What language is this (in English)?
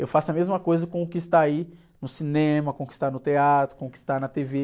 Portuguese